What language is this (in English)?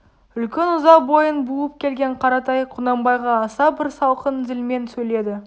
Kazakh